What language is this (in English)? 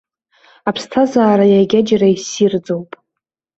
Abkhazian